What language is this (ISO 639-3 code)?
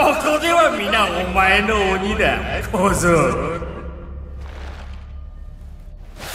jpn